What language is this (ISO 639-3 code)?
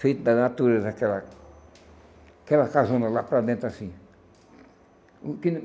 por